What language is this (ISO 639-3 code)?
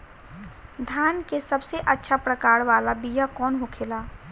bho